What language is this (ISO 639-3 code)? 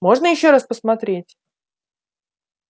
rus